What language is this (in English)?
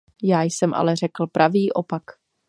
Czech